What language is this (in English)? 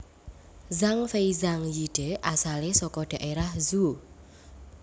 Javanese